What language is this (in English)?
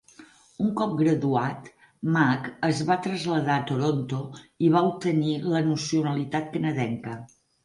Catalan